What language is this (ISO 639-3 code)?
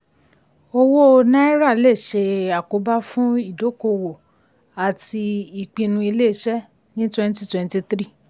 yor